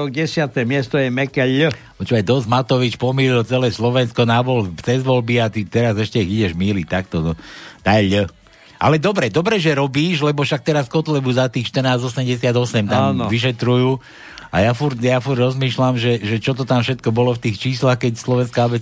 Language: Slovak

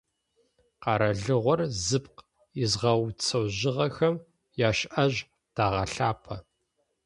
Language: Adyghe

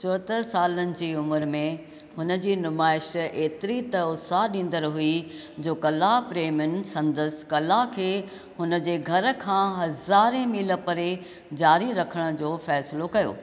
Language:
Sindhi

